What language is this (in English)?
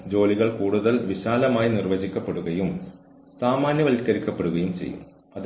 Malayalam